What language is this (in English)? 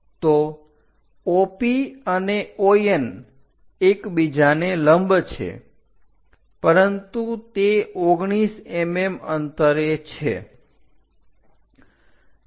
Gujarati